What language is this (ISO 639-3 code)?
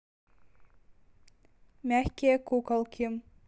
rus